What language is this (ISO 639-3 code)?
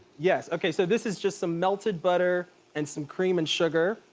eng